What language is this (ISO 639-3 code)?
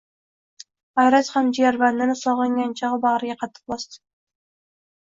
uzb